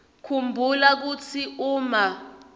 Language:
Swati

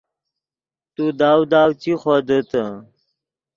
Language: Yidgha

